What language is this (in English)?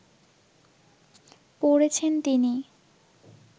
Bangla